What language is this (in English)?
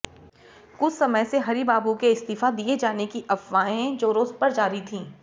Hindi